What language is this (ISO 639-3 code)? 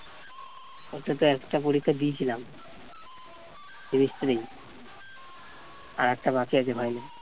ben